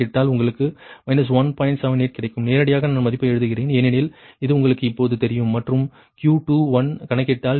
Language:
Tamil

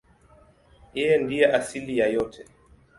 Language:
Swahili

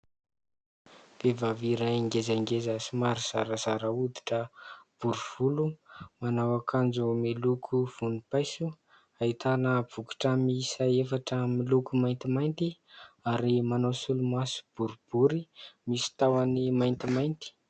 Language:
Malagasy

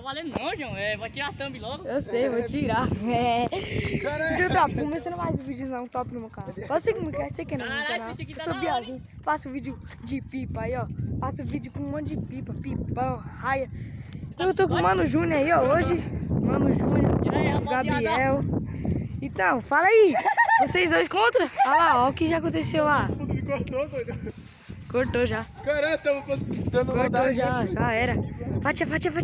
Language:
Portuguese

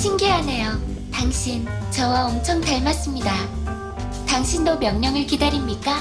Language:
Korean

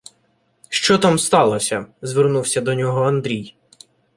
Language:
Ukrainian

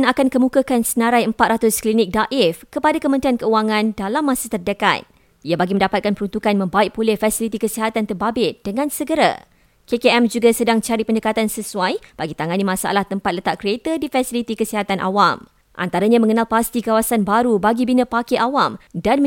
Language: Malay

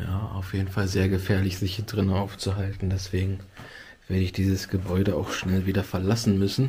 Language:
German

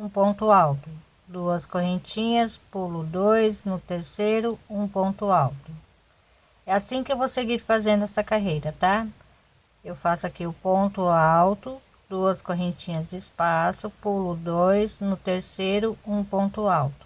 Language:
Portuguese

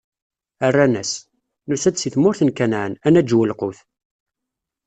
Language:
Kabyle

